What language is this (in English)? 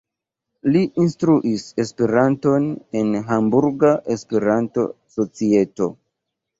Esperanto